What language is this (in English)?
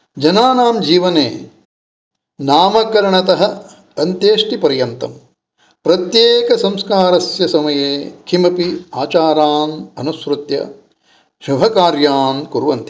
Sanskrit